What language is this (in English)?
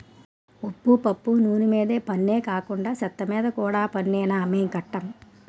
Telugu